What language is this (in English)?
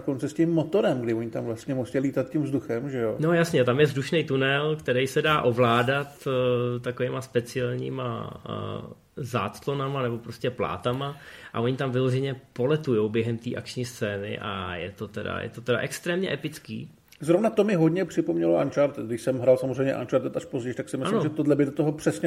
Czech